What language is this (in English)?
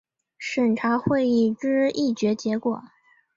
Chinese